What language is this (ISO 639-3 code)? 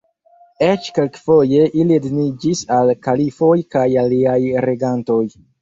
epo